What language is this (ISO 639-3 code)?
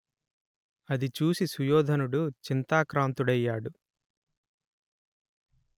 tel